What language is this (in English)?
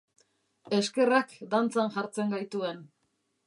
Basque